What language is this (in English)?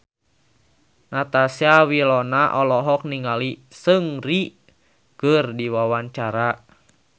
Sundanese